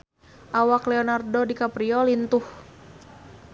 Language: Sundanese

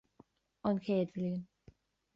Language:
Irish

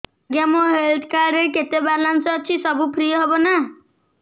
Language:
Odia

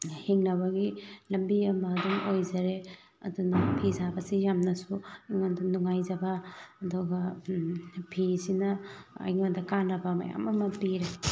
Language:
Manipuri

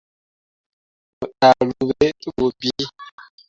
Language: Mundang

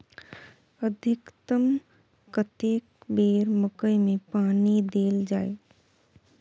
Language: Maithili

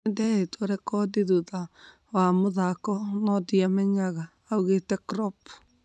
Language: Kikuyu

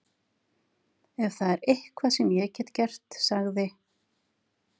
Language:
Icelandic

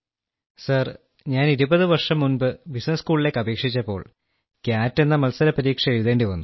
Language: Malayalam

